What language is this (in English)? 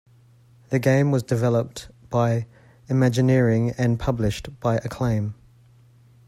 English